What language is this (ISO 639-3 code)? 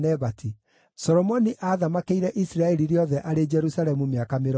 kik